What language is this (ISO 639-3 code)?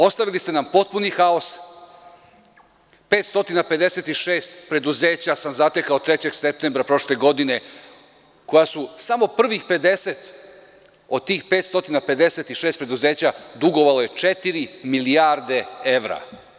srp